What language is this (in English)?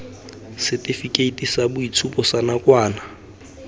Tswana